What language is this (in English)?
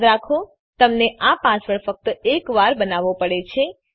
Gujarati